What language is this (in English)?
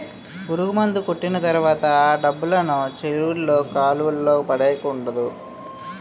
Telugu